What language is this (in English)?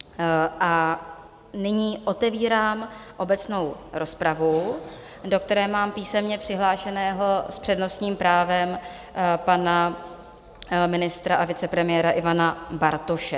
Czech